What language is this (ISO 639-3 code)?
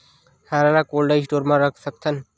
hne